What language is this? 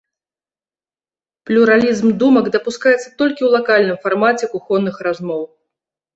Belarusian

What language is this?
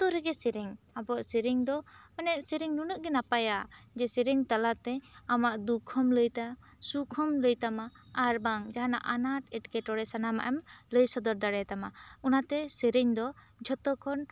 Santali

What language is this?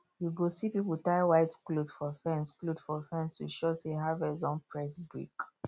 Nigerian Pidgin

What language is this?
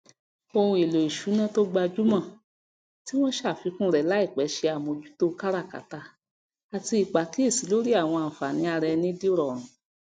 Yoruba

